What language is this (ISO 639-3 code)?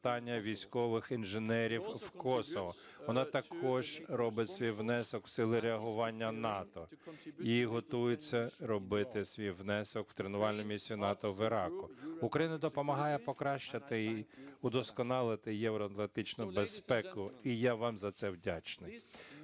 ukr